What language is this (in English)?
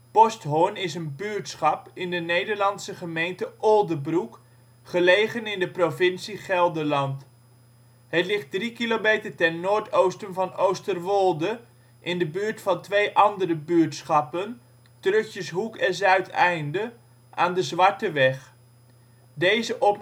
Dutch